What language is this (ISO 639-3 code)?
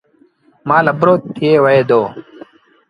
sbn